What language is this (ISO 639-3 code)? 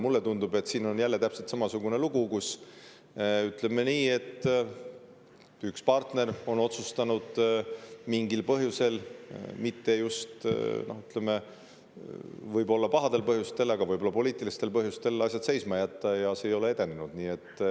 est